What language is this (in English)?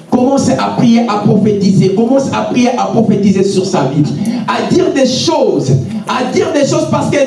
French